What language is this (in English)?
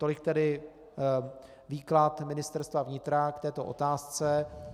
Czech